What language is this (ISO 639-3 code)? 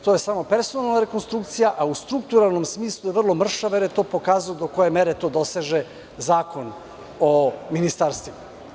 srp